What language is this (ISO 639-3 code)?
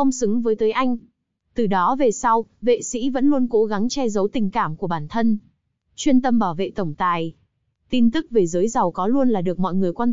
vie